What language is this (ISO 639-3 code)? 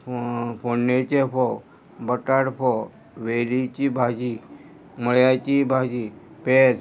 kok